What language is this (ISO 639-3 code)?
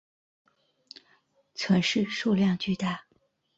zho